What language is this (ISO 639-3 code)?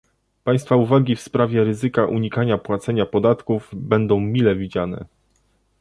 pol